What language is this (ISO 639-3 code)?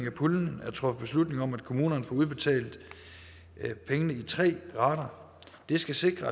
dan